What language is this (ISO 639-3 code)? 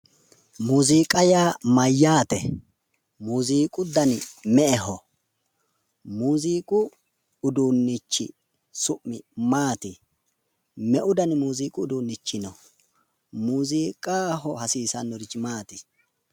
sid